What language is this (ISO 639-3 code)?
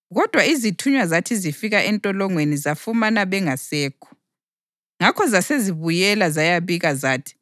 nde